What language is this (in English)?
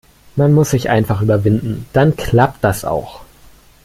German